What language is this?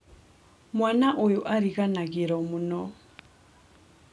Kikuyu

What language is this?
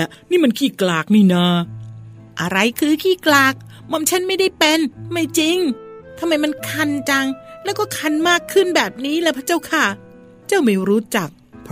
Thai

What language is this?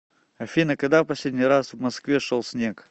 Russian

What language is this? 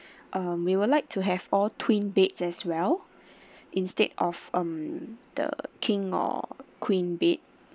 English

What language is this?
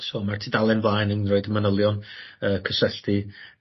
Welsh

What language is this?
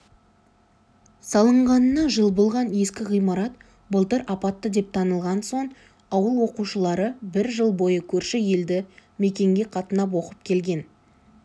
Kazakh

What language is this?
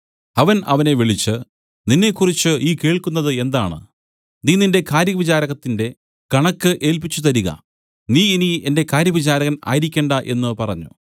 Malayalam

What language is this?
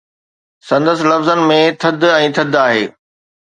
Sindhi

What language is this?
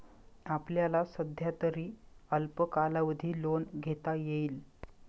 Marathi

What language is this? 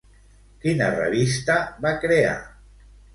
Catalan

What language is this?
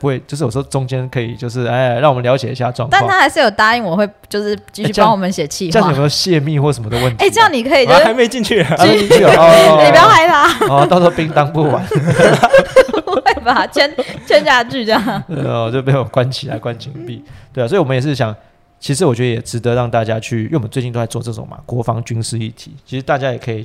Chinese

